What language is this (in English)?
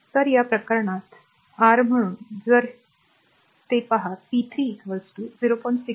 Marathi